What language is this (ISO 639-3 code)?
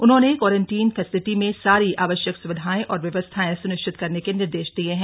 hin